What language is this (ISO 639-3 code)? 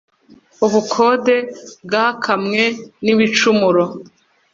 kin